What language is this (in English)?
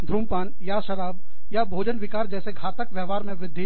Hindi